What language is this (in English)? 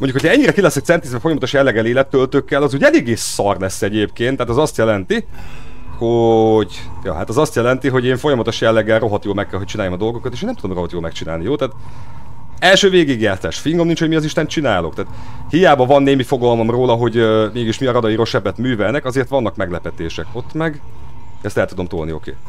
Hungarian